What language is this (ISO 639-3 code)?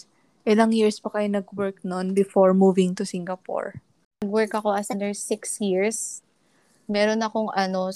fil